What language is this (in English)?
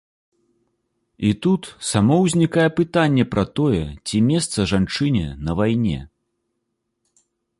Belarusian